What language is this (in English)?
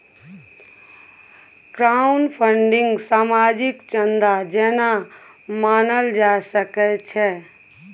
Maithili